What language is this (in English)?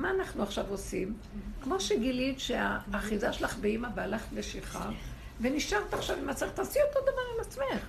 Hebrew